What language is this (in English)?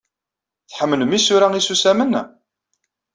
Kabyle